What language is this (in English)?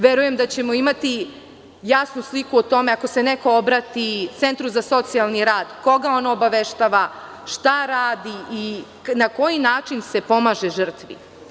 Serbian